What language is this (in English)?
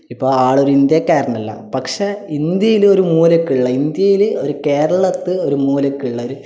Malayalam